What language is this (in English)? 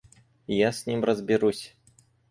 Russian